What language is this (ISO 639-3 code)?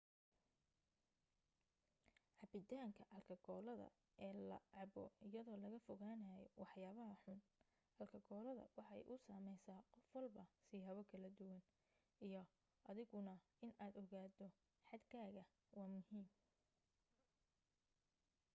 som